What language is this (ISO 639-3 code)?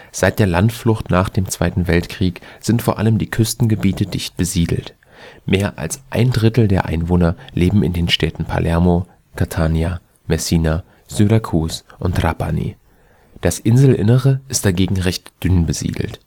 deu